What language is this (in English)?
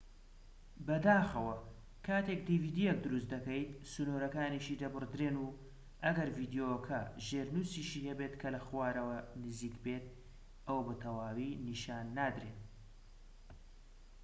Central Kurdish